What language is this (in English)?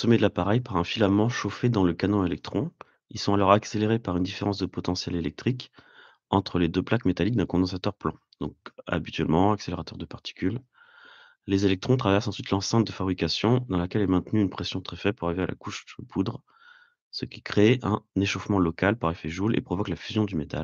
French